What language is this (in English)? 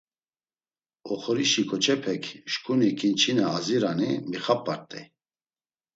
Laz